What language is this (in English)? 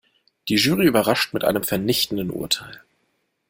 German